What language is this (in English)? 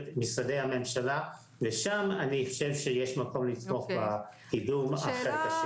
Hebrew